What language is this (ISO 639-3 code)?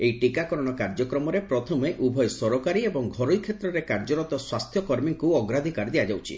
ori